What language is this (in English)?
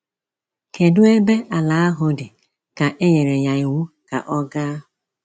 Igbo